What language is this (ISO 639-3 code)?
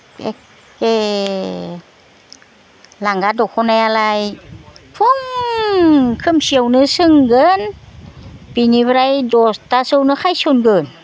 brx